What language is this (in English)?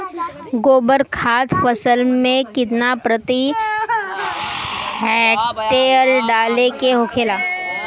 Bhojpuri